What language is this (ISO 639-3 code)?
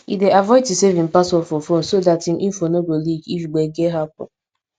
pcm